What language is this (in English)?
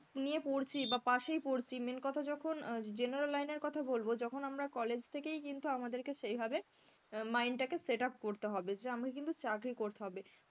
Bangla